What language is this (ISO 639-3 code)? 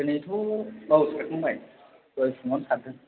brx